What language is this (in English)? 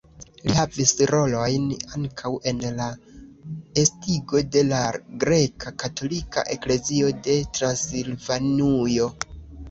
Esperanto